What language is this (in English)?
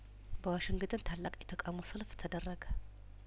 Amharic